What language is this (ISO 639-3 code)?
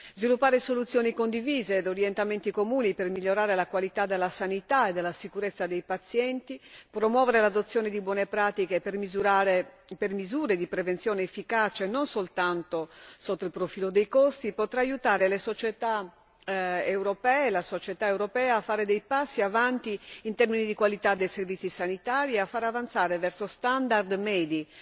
ita